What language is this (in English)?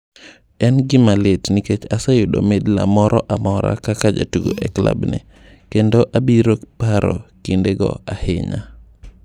Luo (Kenya and Tanzania)